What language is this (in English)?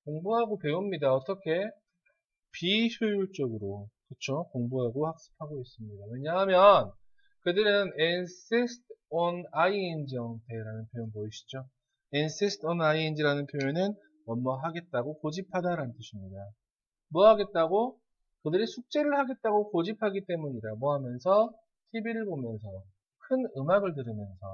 Korean